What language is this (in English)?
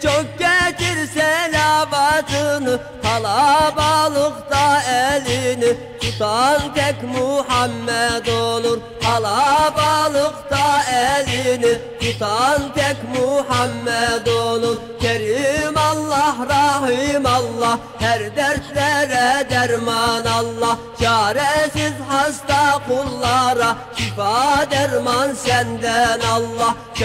Arabic